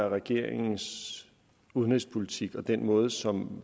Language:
Danish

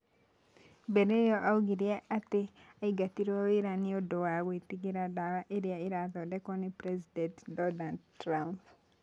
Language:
Kikuyu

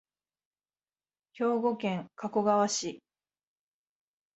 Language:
Japanese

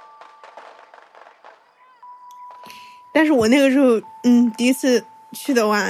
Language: Chinese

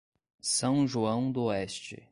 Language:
Portuguese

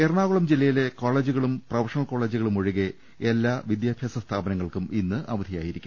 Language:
Malayalam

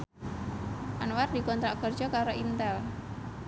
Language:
Javanese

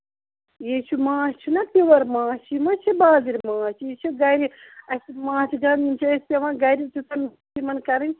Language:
Kashmiri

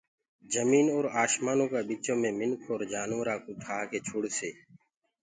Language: Gurgula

